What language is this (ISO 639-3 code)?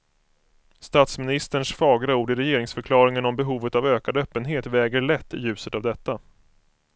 swe